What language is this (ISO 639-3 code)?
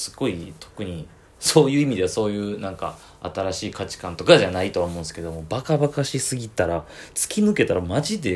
jpn